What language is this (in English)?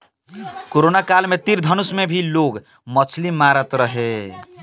Bhojpuri